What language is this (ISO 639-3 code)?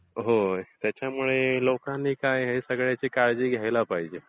mar